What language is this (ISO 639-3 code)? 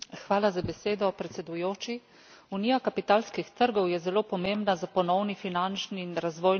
slv